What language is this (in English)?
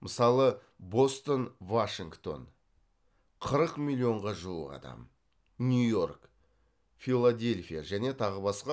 Kazakh